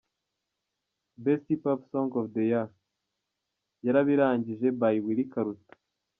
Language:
Kinyarwanda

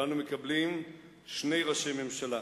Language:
Hebrew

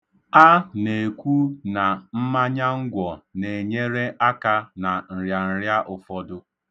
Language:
Igbo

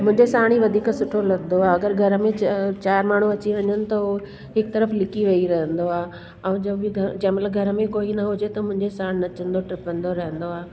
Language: Sindhi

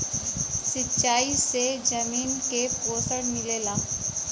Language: Bhojpuri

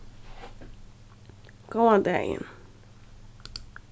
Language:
Faroese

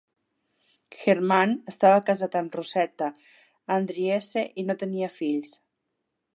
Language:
Catalan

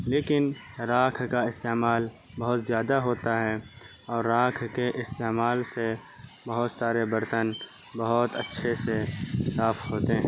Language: Urdu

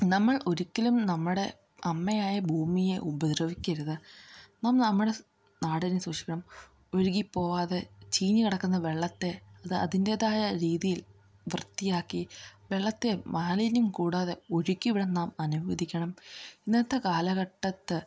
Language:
Malayalam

